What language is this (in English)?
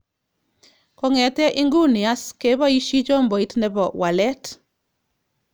Kalenjin